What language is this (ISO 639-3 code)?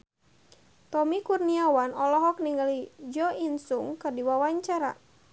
sun